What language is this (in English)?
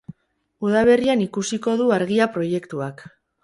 Basque